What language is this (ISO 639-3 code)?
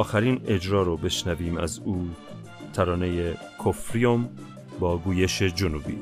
fas